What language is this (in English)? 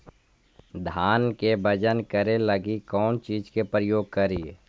Magahi